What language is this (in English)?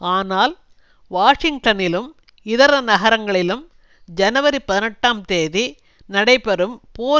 Tamil